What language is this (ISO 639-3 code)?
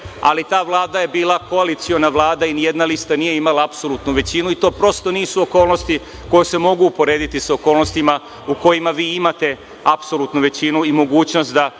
srp